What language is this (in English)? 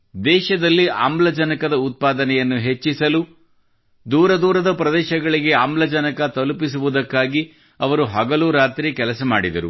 Kannada